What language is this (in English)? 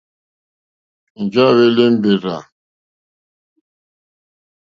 Mokpwe